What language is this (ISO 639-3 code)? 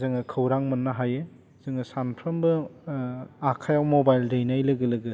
brx